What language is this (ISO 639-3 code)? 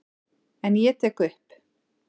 isl